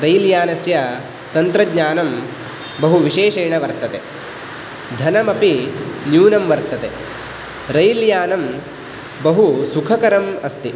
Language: Sanskrit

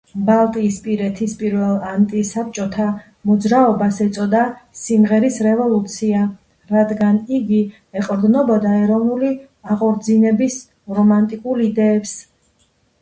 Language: Georgian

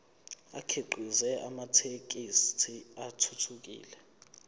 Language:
Zulu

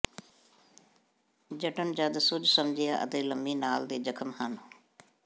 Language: Punjabi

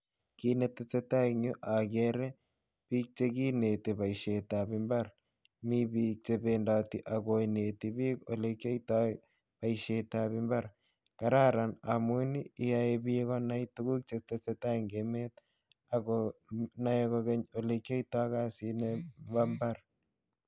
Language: Kalenjin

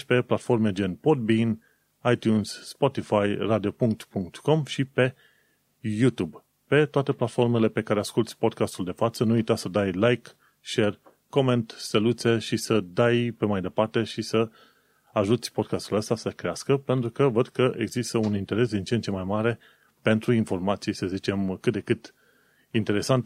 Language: Romanian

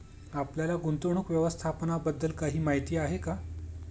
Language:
Marathi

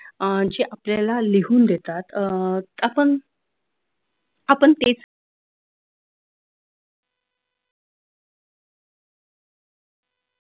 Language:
Marathi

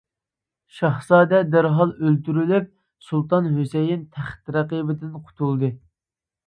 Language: Uyghur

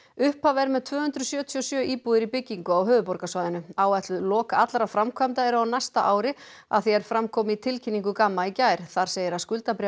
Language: Icelandic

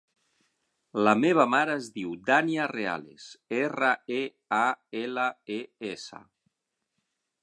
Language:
Catalan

